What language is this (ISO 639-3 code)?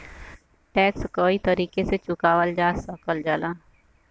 bho